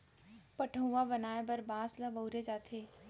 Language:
Chhattisgarhi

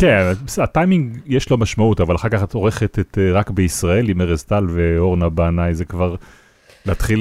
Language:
Hebrew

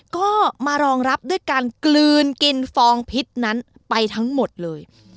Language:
Thai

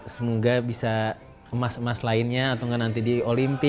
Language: Indonesian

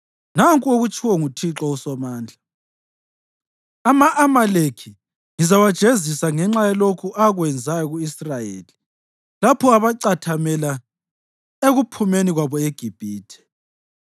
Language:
North Ndebele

